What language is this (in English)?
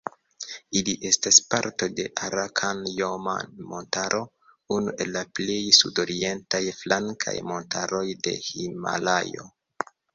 Esperanto